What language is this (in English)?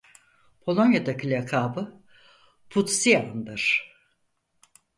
Turkish